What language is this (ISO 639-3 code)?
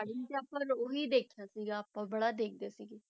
pan